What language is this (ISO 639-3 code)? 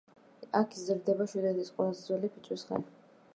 kat